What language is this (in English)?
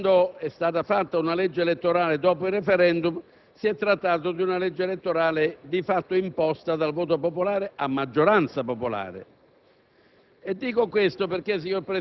Italian